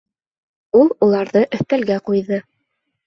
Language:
Bashkir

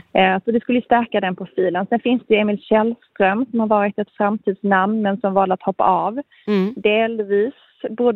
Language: Swedish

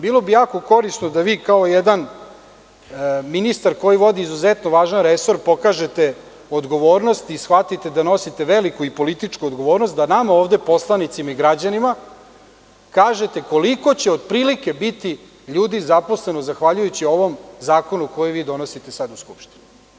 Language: Serbian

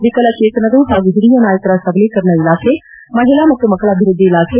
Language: Kannada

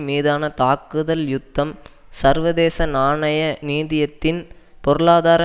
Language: Tamil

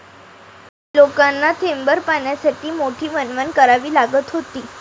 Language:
Marathi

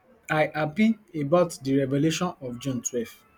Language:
Nigerian Pidgin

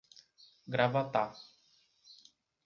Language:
Portuguese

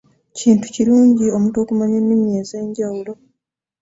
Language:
Ganda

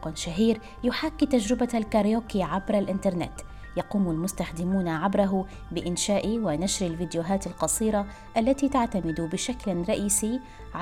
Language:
Arabic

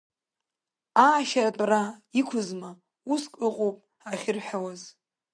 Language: Abkhazian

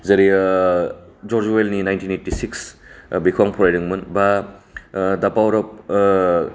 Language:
Bodo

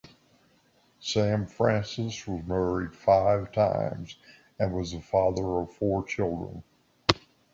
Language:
English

